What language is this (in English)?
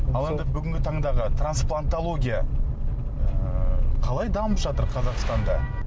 Kazakh